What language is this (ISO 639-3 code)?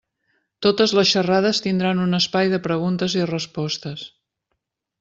cat